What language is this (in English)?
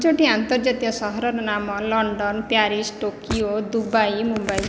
Odia